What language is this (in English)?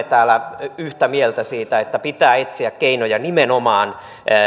Finnish